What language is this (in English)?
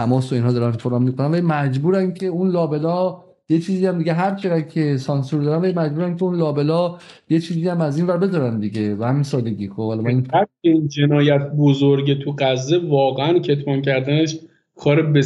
Persian